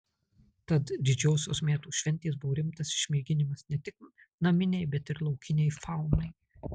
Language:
Lithuanian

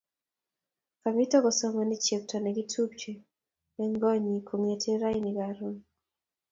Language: Kalenjin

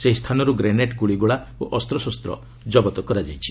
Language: Odia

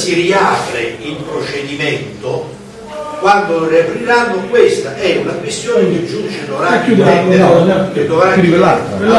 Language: Italian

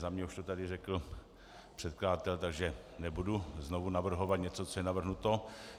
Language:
Czech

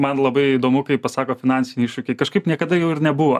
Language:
Lithuanian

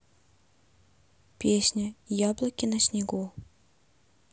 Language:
Russian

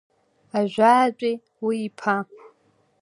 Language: Abkhazian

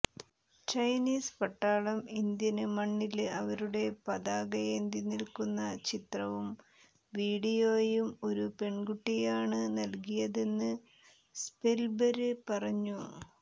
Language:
Malayalam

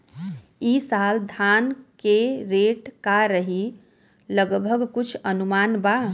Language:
Bhojpuri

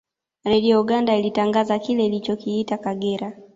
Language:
Swahili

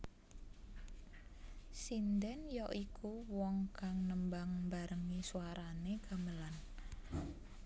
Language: Javanese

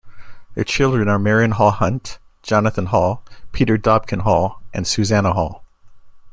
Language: English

